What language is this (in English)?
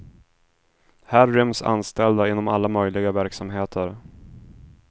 Swedish